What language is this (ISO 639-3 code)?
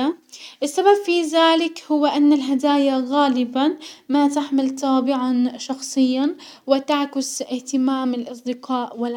acw